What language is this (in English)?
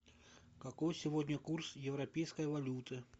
Russian